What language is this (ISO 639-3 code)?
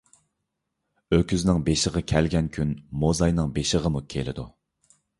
uig